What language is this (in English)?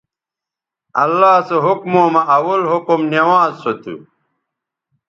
Bateri